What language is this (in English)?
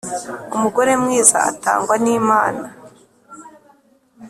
Kinyarwanda